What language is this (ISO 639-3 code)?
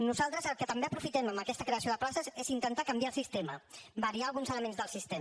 cat